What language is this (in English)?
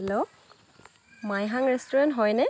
Assamese